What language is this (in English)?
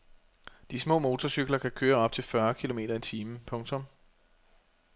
Danish